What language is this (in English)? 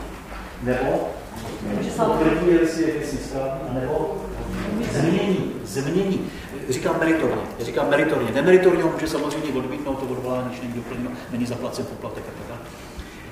Czech